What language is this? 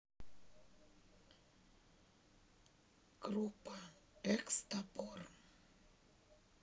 Russian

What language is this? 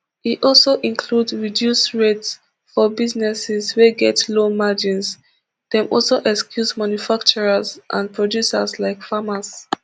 Nigerian Pidgin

